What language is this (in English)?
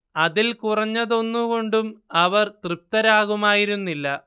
Malayalam